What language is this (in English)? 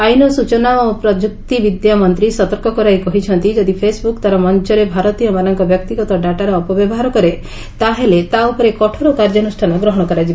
Odia